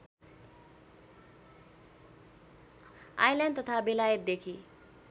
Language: Nepali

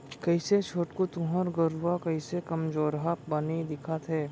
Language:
Chhattisgarhi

